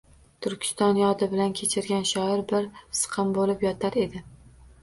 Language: Uzbek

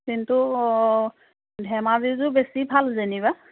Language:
Assamese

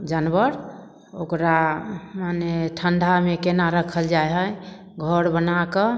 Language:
Maithili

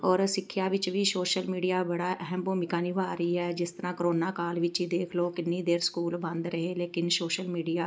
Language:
Punjabi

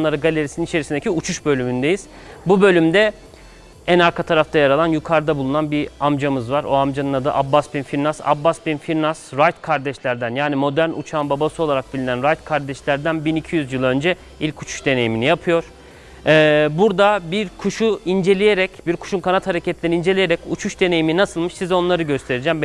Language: Turkish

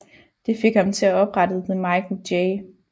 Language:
Danish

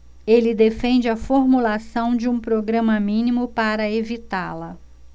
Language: Portuguese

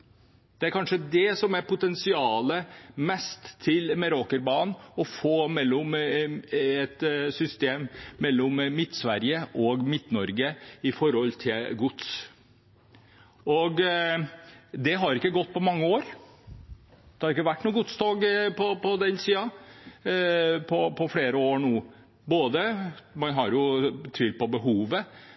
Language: Norwegian Bokmål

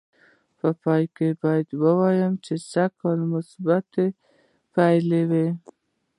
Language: Pashto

